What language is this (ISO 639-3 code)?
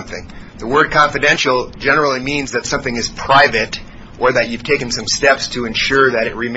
eng